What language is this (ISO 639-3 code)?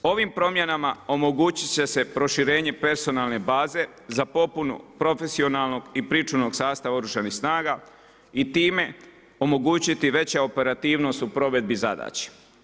hrv